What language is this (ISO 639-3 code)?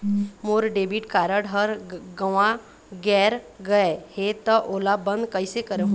hne